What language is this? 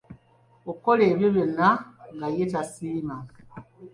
Ganda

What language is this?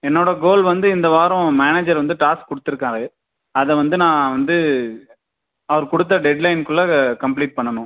Tamil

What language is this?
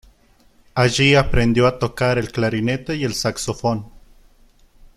Spanish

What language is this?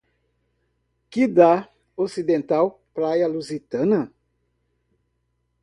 Portuguese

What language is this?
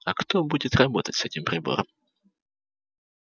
Russian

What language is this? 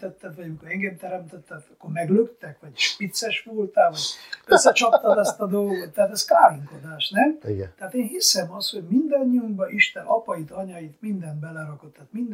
Hungarian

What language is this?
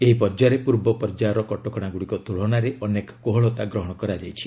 Odia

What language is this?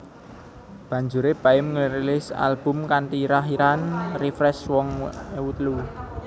Javanese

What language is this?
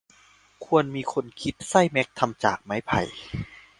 Thai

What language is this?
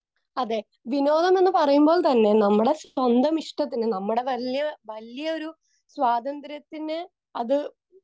Malayalam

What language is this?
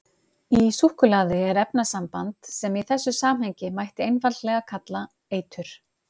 Icelandic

